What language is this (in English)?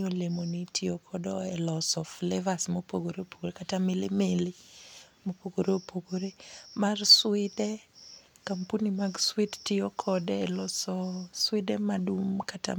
Luo (Kenya and Tanzania)